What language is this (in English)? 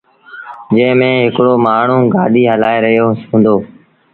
Sindhi Bhil